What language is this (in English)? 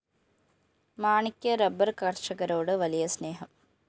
Malayalam